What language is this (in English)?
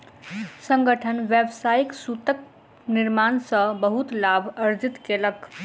Maithili